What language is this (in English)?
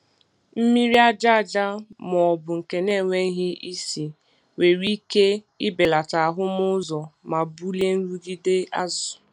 Igbo